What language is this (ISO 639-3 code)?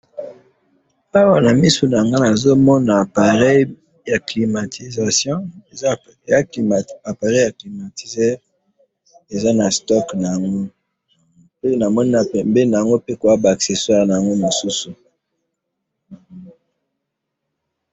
lin